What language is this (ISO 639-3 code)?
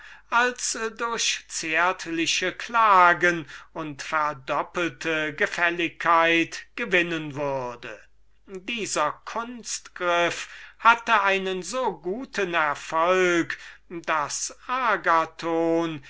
deu